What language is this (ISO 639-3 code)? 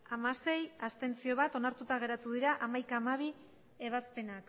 eus